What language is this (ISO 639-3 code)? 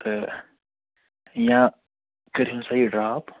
kas